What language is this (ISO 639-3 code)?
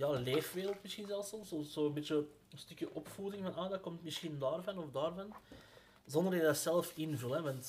nld